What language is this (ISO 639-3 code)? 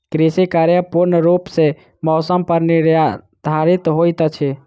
mai